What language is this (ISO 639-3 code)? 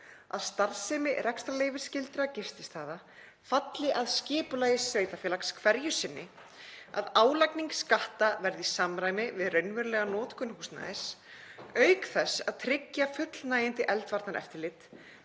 isl